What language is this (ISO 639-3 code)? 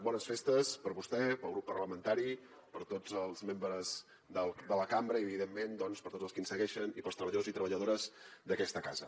cat